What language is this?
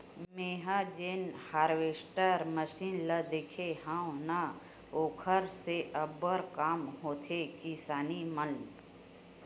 Chhattisgarhi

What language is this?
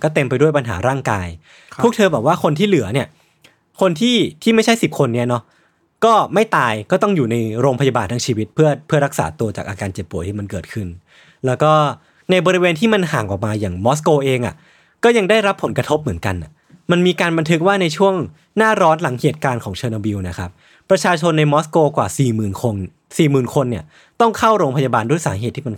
Thai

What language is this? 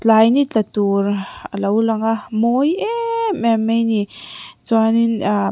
Mizo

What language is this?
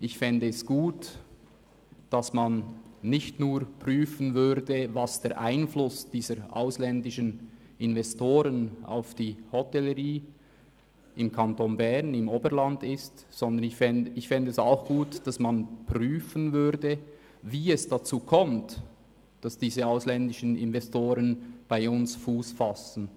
Swiss German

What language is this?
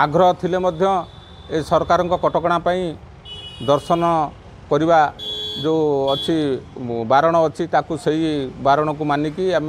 Hindi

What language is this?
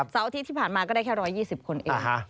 Thai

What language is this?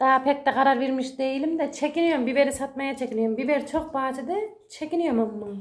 Turkish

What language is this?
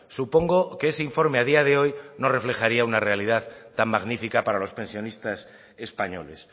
Spanish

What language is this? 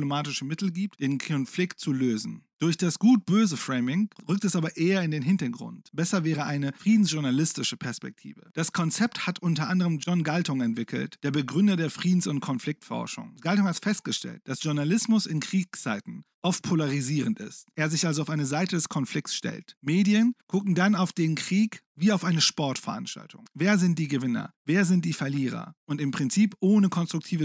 German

